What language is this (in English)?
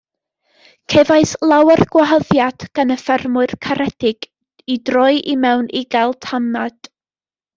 Welsh